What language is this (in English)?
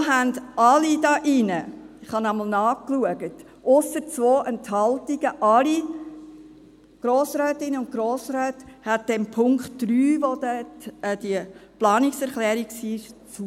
Swiss German